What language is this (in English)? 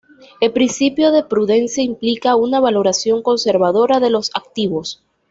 Spanish